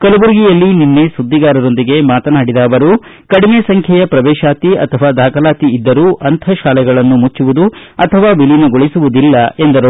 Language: Kannada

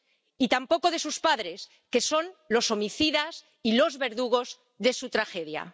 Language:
Spanish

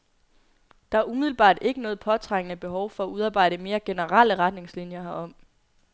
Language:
Danish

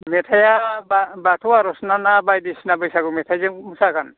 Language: Bodo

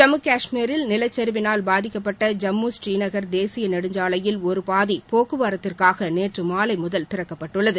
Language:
Tamil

